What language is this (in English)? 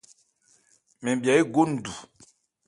Ebrié